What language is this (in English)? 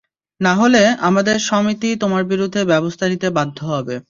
Bangla